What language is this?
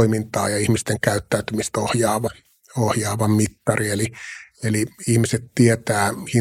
Finnish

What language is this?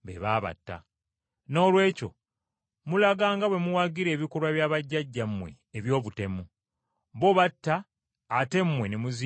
Ganda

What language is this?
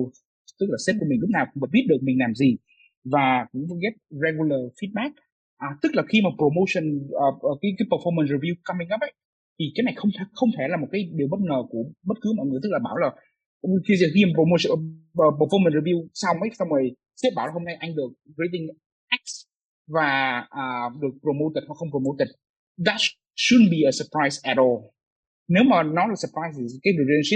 Vietnamese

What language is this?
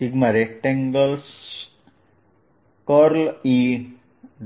Gujarati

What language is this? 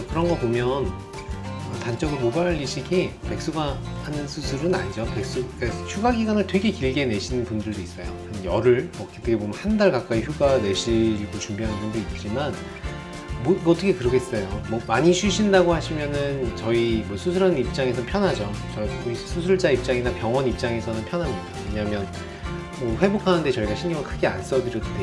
Korean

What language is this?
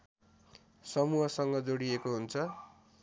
Nepali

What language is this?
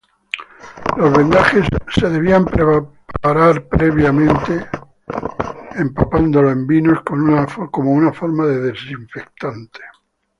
Spanish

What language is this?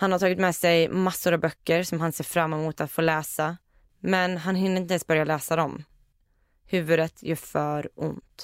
Swedish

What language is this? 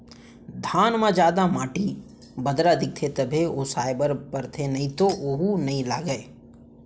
Chhattisgarhi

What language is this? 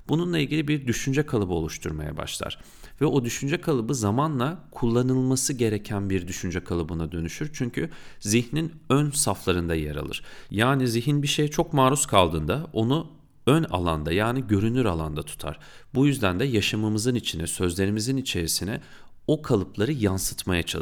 Turkish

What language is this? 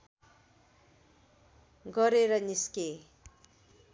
Nepali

